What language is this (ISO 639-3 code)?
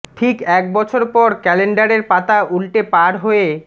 ben